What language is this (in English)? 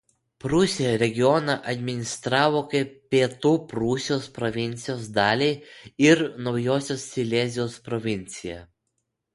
Lithuanian